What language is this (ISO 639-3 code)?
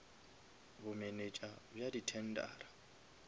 nso